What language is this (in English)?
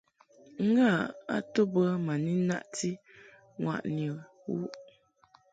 Mungaka